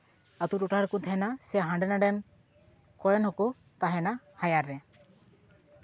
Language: Santali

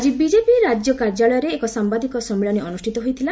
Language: Odia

